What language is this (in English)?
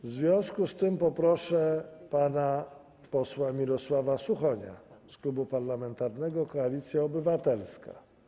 Polish